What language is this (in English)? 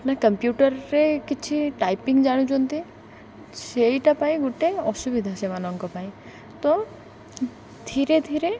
Odia